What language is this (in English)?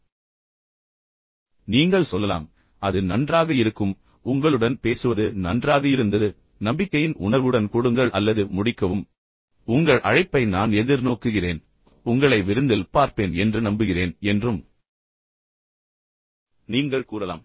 Tamil